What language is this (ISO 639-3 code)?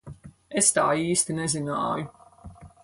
lav